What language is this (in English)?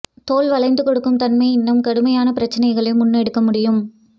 Tamil